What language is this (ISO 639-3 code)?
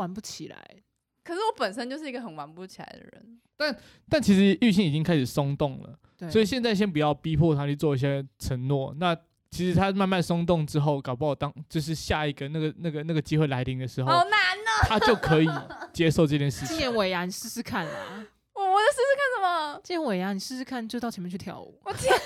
zho